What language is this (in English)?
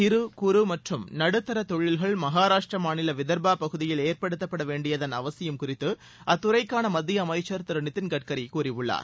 Tamil